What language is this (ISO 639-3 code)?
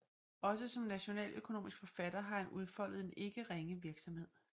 dan